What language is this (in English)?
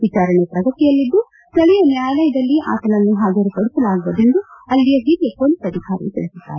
Kannada